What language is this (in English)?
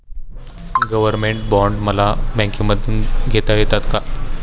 Marathi